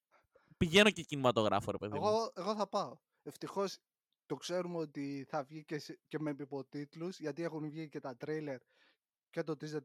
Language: Greek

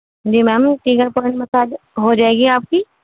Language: Urdu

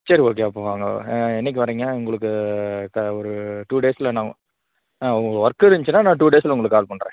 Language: Tamil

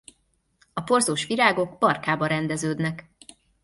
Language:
Hungarian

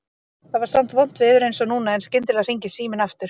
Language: Icelandic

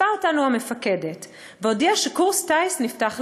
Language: Hebrew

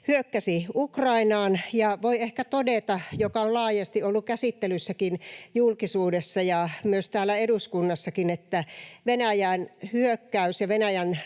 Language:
Finnish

